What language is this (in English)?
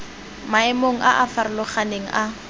Tswana